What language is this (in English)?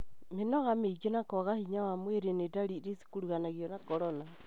Kikuyu